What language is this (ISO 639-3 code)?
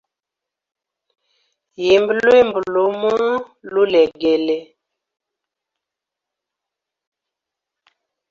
hem